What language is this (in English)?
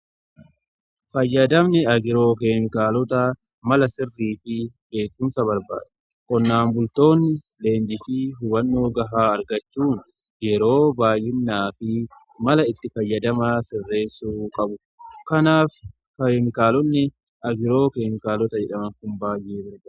Oromo